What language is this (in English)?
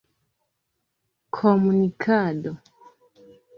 Esperanto